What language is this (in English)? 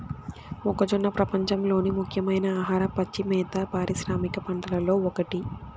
Telugu